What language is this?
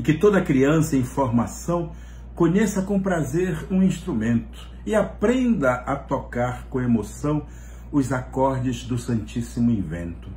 Portuguese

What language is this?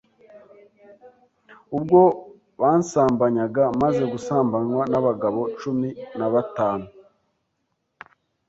Kinyarwanda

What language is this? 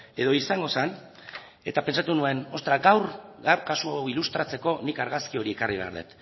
Basque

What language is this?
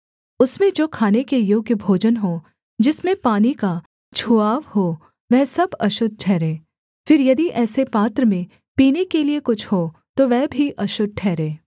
Hindi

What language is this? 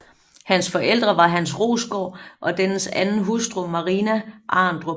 Danish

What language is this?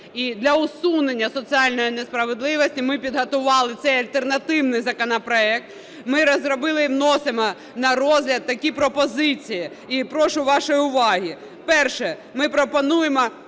Ukrainian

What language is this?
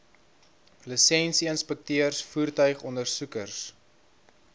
Afrikaans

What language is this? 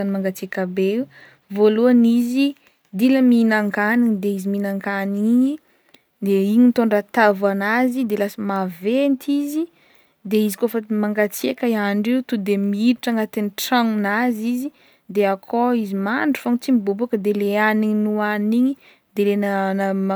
Northern Betsimisaraka Malagasy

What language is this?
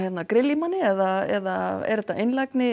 Icelandic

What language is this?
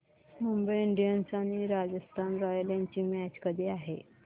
Marathi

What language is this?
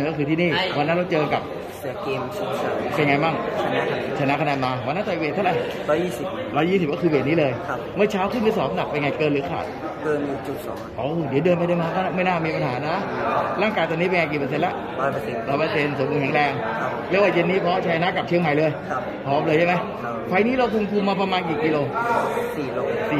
Thai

